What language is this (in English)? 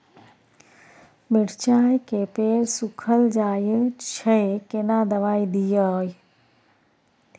Maithili